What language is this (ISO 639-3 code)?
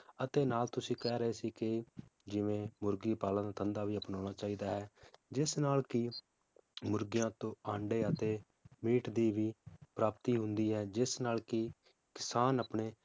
pan